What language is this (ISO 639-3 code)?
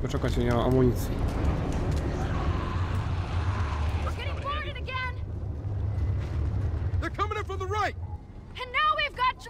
pol